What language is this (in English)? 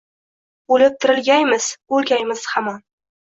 Uzbek